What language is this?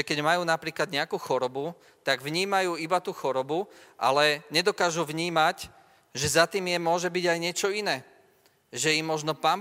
Slovak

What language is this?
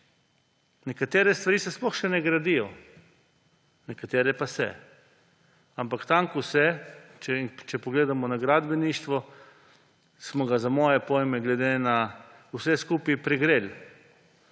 Slovenian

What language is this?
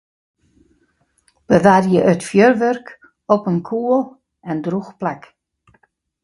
Western Frisian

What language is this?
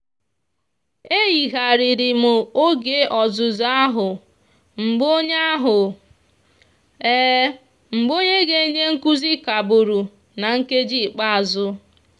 Igbo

